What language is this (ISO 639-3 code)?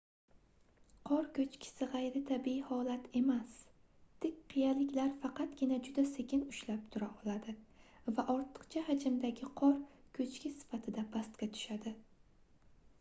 uzb